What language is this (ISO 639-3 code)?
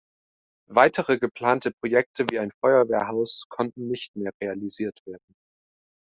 deu